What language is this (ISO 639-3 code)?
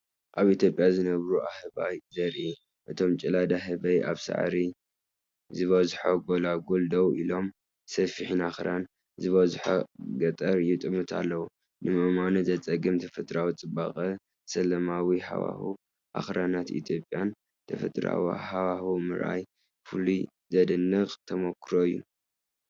tir